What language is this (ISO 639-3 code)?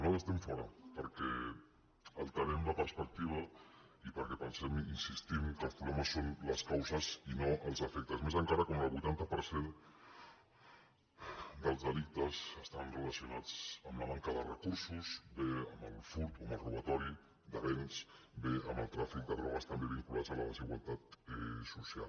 cat